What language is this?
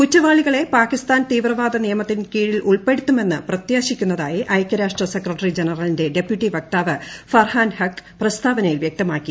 Malayalam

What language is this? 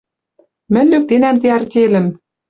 Western Mari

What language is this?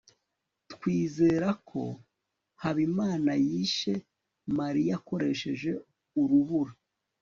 Kinyarwanda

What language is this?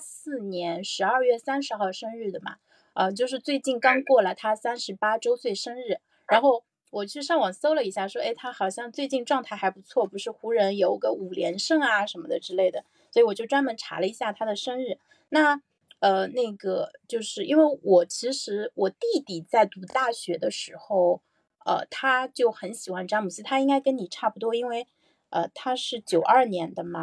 Chinese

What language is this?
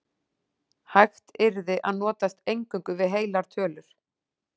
Icelandic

